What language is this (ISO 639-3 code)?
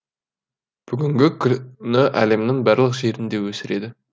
kaz